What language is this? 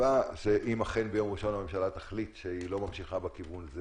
Hebrew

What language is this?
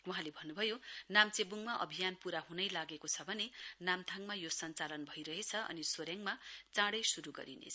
Nepali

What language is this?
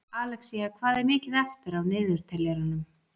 Icelandic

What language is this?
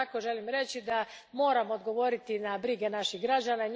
Croatian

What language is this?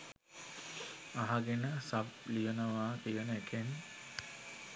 Sinhala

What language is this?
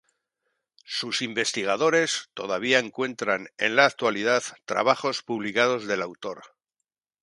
Spanish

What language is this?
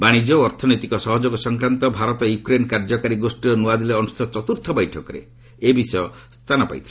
Odia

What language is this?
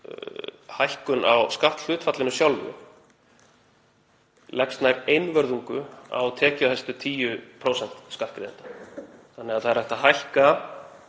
Icelandic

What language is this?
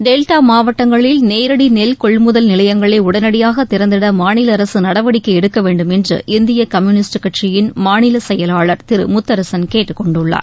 Tamil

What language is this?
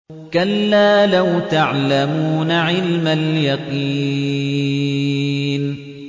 Arabic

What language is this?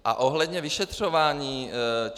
Czech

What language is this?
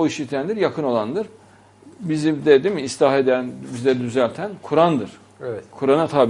Turkish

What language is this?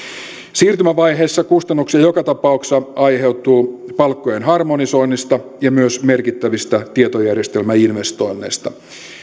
Finnish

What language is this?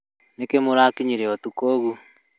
Kikuyu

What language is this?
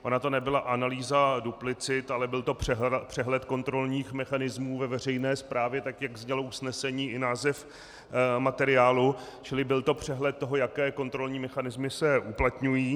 Czech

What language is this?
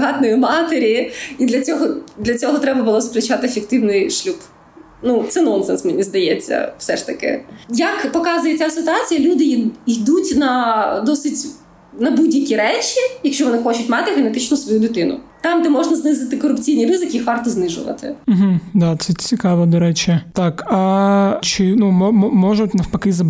Ukrainian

